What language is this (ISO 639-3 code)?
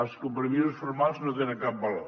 cat